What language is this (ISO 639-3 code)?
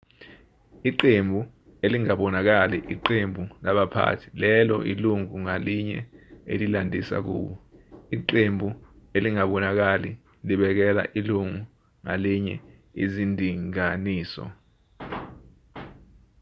zul